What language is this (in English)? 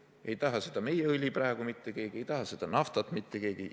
Estonian